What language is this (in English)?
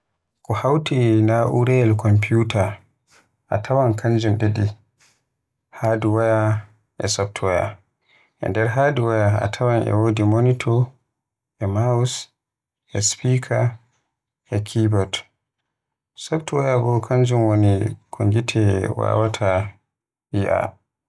Western Niger Fulfulde